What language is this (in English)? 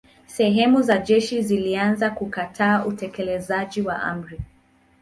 Swahili